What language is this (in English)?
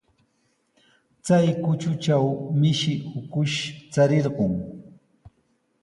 Sihuas Ancash Quechua